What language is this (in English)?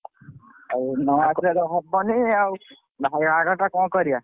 Odia